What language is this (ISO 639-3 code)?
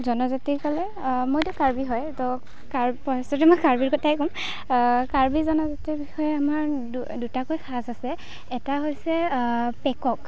asm